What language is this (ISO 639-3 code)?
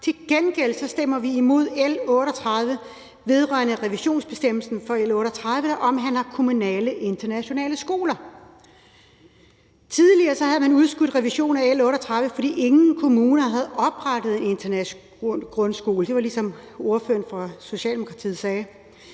dan